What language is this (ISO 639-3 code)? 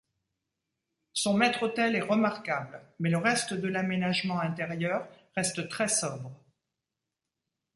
fra